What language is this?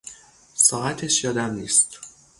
Persian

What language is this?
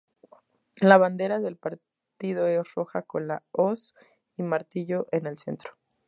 Spanish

